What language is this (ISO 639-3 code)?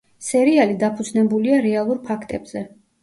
kat